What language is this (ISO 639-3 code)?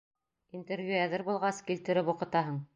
bak